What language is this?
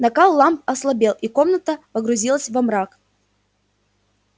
Russian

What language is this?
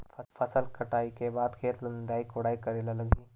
Chhattisgarhi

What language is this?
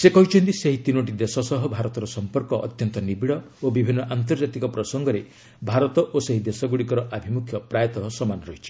Odia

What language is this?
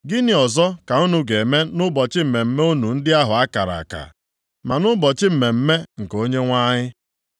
Igbo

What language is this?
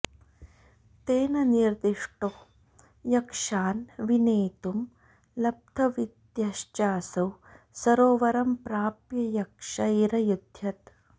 Sanskrit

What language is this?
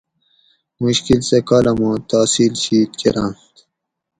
Gawri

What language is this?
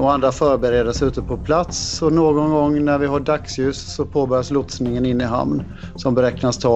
Swedish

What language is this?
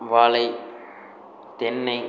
Tamil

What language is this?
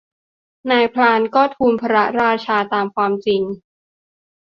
Thai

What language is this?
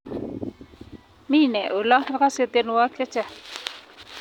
Kalenjin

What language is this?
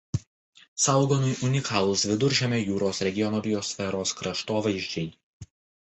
Lithuanian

